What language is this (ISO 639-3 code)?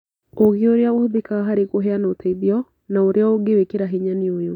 kik